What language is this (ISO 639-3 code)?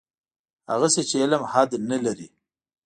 pus